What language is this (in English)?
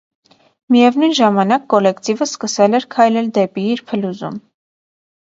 Armenian